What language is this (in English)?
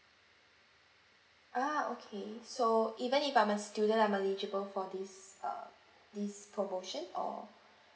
English